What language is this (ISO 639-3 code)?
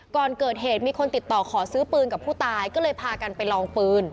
tha